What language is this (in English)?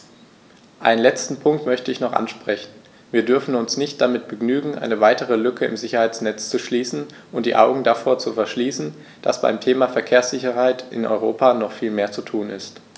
German